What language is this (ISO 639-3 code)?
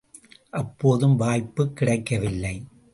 tam